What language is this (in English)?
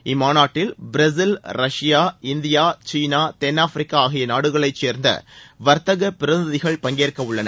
Tamil